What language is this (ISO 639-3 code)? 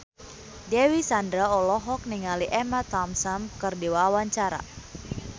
sun